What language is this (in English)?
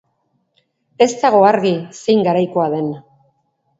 Basque